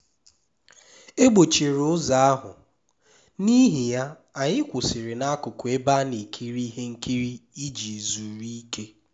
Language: Igbo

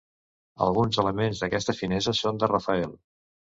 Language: Catalan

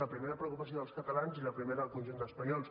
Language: Catalan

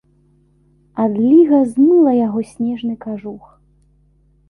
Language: Belarusian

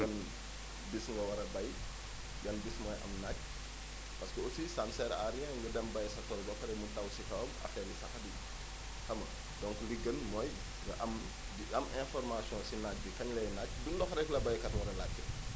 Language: Wolof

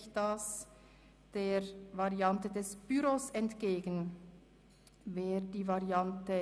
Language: Swiss German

